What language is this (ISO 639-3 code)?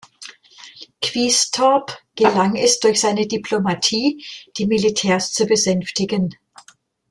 deu